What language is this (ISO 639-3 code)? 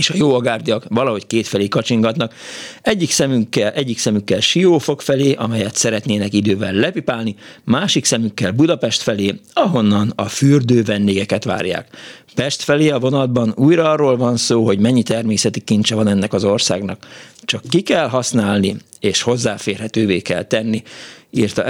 hun